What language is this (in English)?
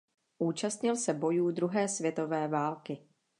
Czech